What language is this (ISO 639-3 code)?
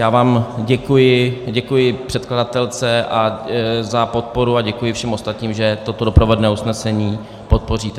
ces